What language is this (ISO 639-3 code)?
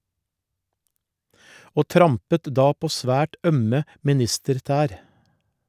nor